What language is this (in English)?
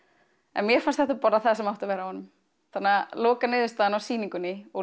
Icelandic